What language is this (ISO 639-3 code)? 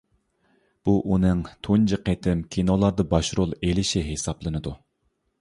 uig